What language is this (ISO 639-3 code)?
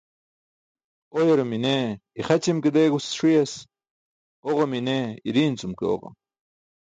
bsk